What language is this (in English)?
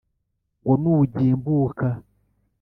Kinyarwanda